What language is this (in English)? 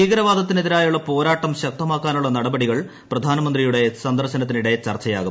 Malayalam